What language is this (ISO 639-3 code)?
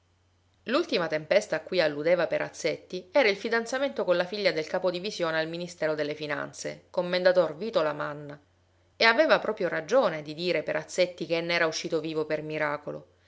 ita